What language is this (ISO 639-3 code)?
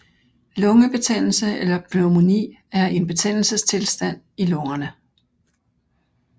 dan